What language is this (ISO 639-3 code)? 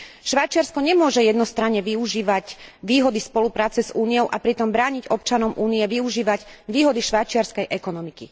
slk